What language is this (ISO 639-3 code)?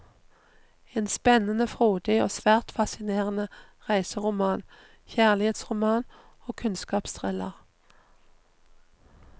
nor